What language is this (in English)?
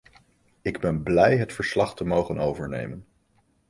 Dutch